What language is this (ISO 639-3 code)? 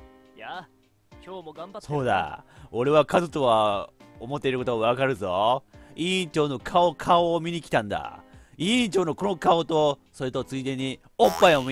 jpn